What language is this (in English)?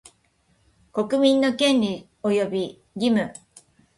Japanese